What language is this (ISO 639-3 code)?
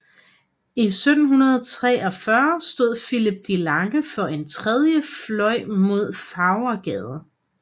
dan